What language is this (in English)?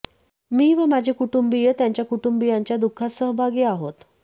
Marathi